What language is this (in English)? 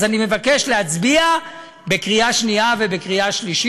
Hebrew